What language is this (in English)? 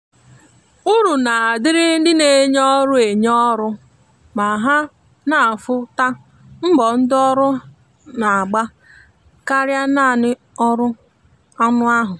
Igbo